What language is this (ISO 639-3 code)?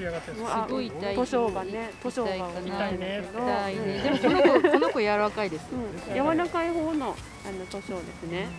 jpn